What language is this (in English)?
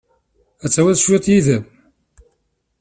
Kabyle